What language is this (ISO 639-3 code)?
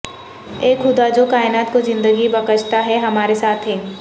urd